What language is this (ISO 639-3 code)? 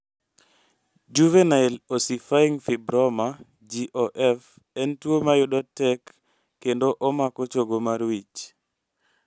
luo